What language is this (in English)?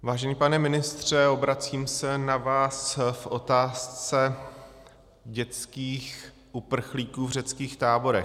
Czech